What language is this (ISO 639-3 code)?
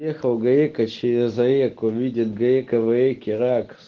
rus